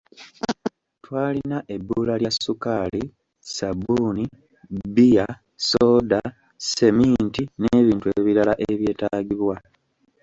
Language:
Ganda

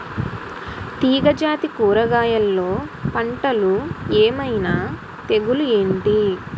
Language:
Telugu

